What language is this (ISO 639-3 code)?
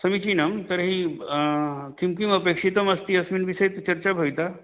san